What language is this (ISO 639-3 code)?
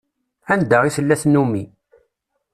kab